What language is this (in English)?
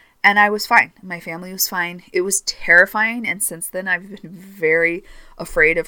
English